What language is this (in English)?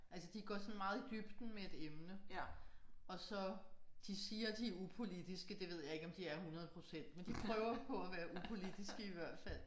Danish